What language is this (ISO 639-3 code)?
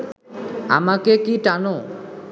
ben